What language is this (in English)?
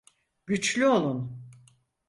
Turkish